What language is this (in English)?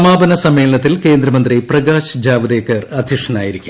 Malayalam